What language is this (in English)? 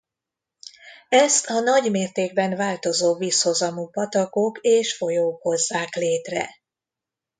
Hungarian